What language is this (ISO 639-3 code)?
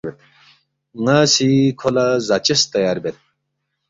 bft